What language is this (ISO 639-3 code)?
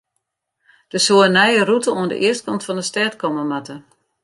fry